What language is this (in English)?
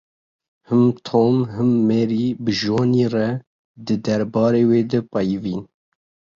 Kurdish